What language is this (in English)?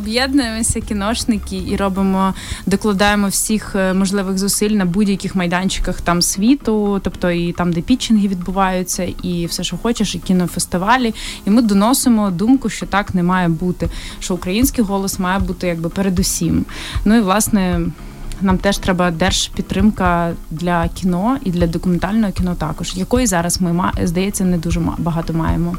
Ukrainian